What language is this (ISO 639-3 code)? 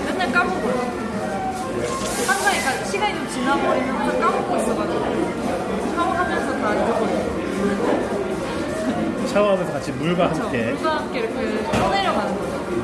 kor